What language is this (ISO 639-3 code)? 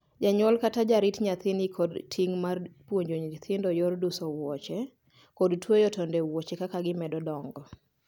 luo